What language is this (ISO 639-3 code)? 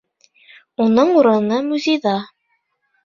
bak